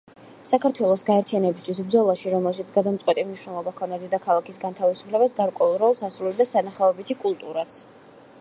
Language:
Georgian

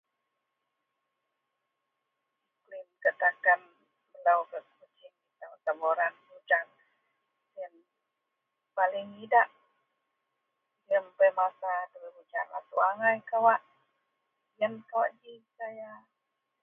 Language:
Central Melanau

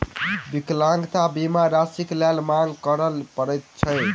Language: Maithili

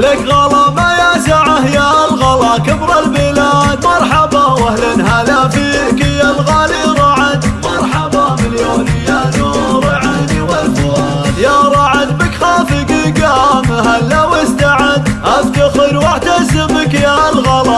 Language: Arabic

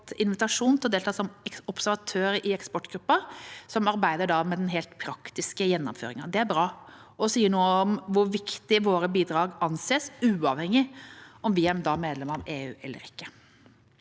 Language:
Norwegian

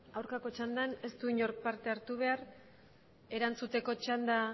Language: Basque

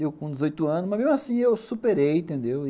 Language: Portuguese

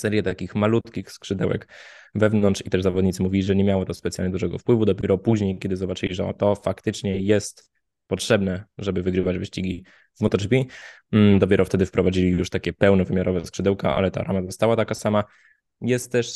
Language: Polish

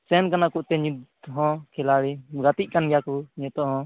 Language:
Santali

